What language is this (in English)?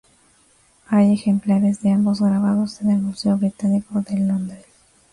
Spanish